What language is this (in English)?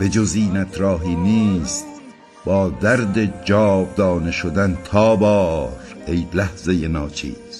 Persian